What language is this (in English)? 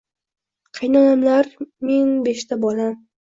Uzbek